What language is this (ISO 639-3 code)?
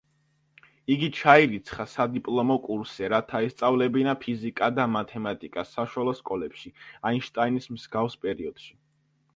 kat